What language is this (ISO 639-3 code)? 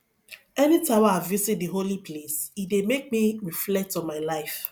pcm